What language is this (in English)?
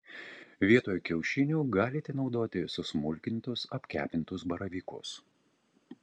Lithuanian